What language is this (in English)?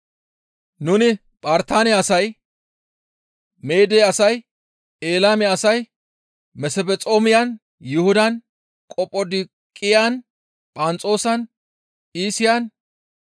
Gamo